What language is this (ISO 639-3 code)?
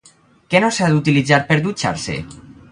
cat